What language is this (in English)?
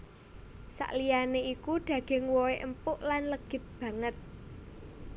Javanese